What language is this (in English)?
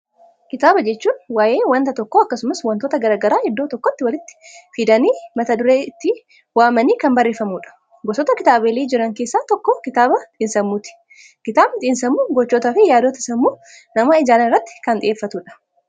Oromo